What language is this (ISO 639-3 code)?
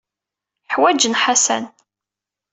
kab